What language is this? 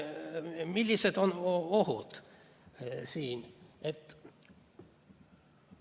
Estonian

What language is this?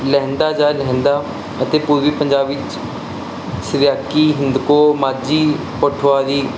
Punjabi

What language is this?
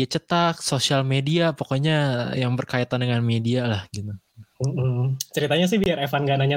Indonesian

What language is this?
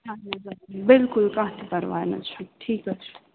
Kashmiri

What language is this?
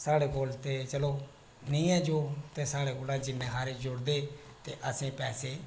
Dogri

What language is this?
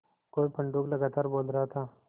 Hindi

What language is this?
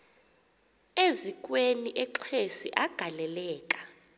Xhosa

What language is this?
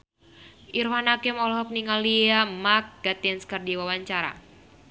Sundanese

